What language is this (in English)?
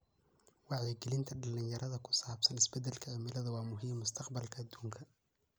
Somali